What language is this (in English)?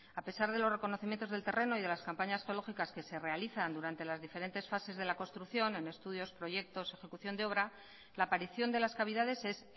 Spanish